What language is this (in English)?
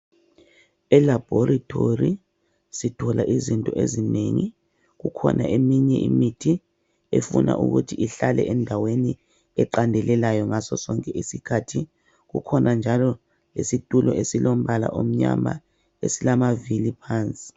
North Ndebele